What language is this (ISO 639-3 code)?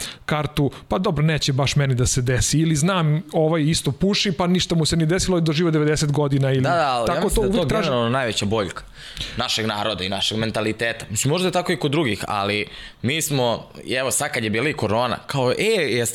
slk